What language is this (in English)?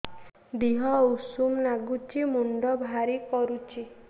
Odia